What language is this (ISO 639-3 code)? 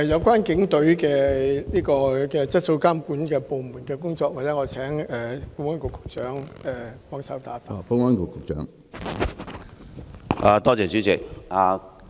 yue